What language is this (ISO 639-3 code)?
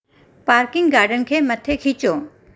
snd